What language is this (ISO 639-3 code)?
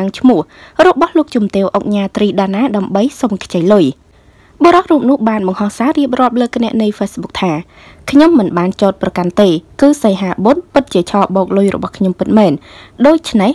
tha